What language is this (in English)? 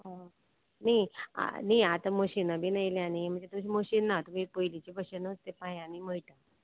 Konkani